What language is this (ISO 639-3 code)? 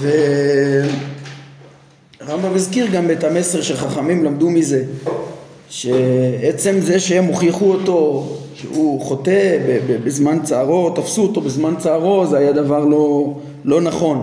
heb